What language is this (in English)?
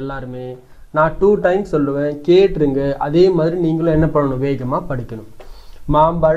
Thai